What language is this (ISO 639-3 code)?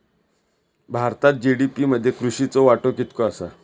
mar